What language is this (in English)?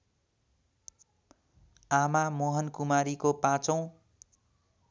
Nepali